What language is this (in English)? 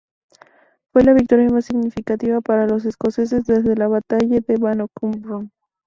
Spanish